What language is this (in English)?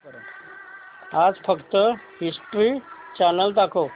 Marathi